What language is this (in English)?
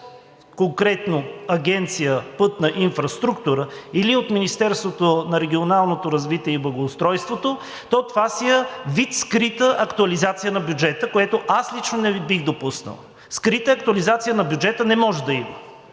Bulgarian